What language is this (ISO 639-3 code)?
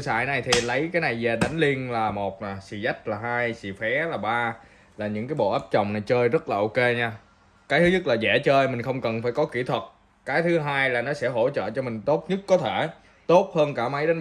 vie